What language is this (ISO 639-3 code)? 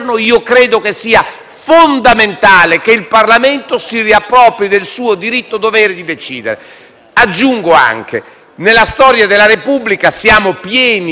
ita